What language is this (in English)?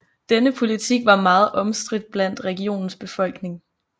Danish